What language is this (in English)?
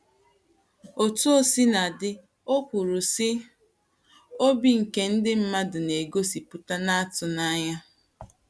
Igbo